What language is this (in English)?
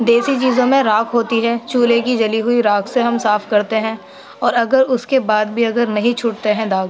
Urdu